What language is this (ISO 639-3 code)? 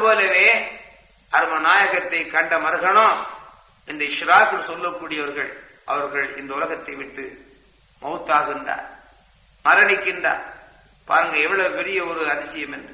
tam